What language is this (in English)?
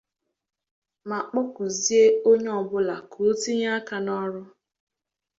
Igbo